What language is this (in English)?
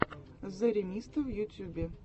Russian